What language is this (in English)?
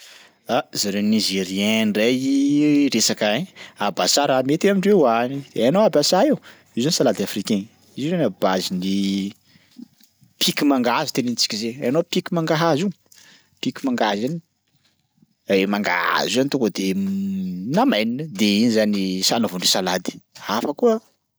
Sakalava Malagasy